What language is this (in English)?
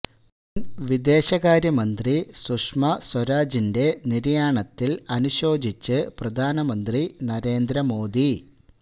Malayalam